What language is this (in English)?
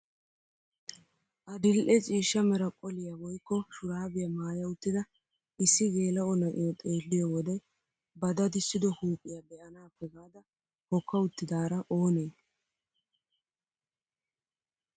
Wolaytta